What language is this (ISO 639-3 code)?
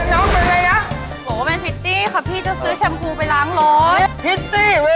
tha